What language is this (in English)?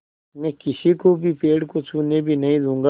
Hindi